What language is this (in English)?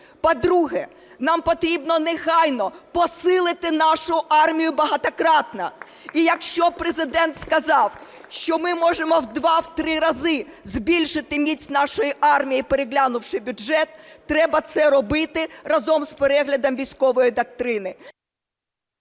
Ukrainian